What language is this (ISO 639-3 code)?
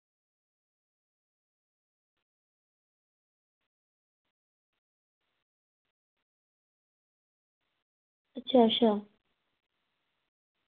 doi